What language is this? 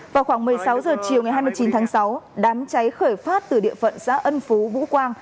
Vietnamese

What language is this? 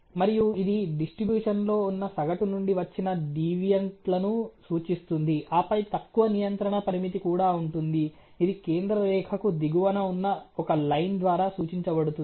Telugu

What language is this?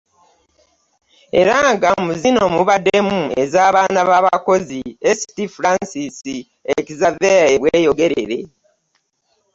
Ganda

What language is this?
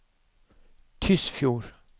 Norwegian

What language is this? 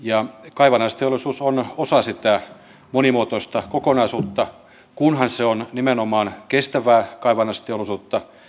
Finnish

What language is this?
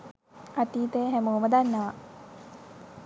Sinhala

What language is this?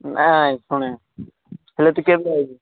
Odia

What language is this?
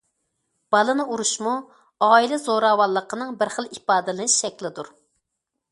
Uyghur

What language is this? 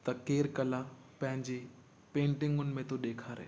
Sindhi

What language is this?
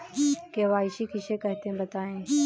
Hindi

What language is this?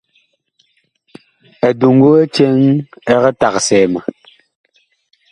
Bakoko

